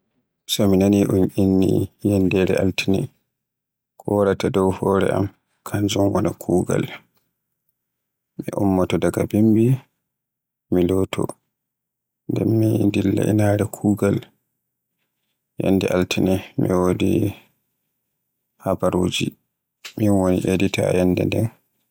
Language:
Borgu Fulfulde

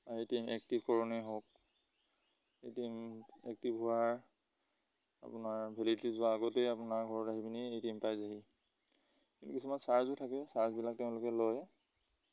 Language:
Assamese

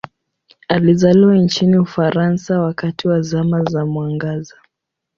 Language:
Swahili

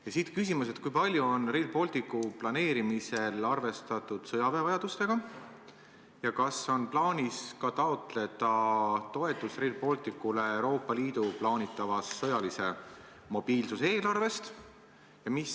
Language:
Estonian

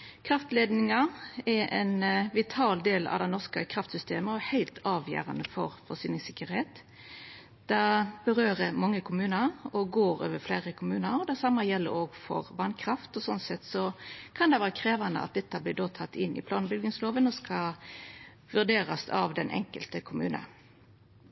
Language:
Norwegian Nynorsk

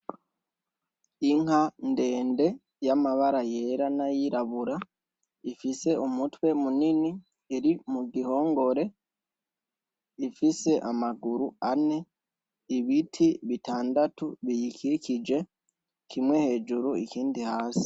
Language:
Rundi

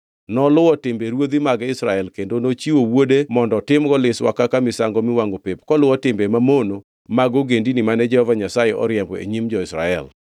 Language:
Luo (Kenya and Tanzania)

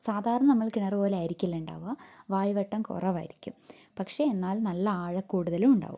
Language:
Malayalam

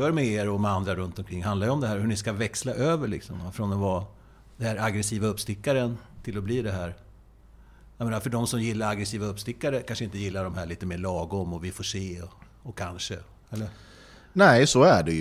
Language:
Swedish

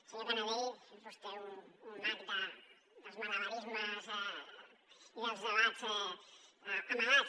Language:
Catalan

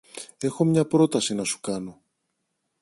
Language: Greek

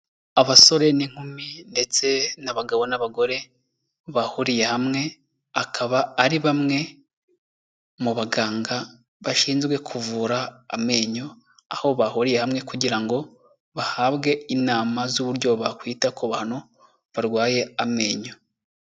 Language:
Kinyarwanda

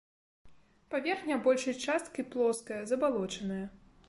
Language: Belarusian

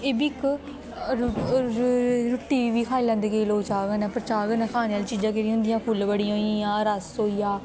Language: Dogri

